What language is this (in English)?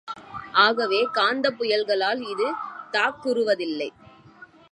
Tamil